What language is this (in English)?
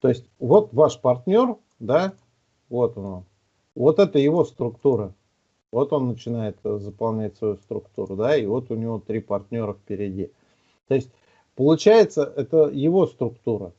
Russian